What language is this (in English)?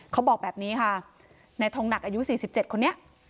Thai